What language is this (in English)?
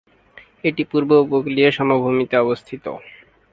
Bangla